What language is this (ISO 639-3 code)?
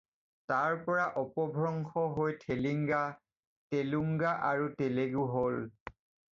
asm